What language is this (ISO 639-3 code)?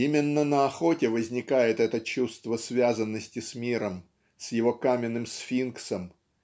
rus